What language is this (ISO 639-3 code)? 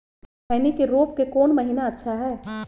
mag